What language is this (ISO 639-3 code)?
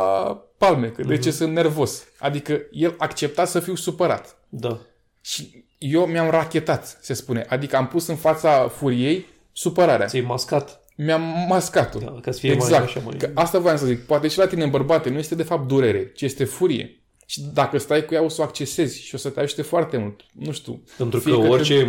ron